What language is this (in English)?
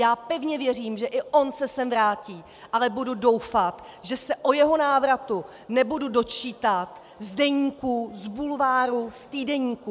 Czech